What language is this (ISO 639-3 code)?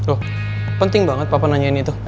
ind